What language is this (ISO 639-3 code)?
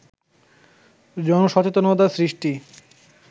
ben